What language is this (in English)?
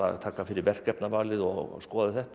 Icelandic